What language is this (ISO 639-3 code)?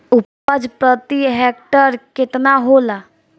bho